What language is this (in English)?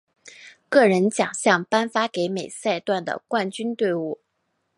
Chinese